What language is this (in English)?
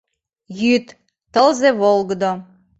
Mari